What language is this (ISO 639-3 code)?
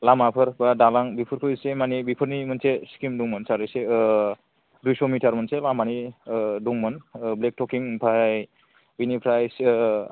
brx